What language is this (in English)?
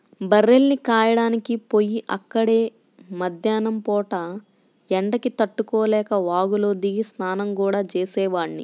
Telugu